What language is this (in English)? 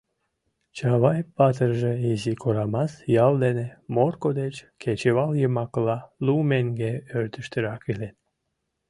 Mari